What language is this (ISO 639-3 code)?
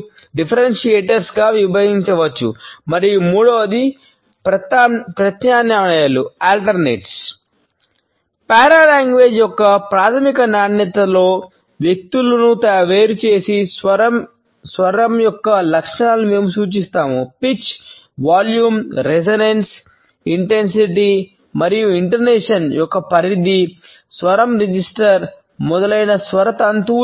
tel